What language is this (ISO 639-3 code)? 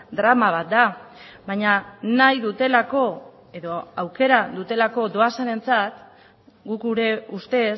eus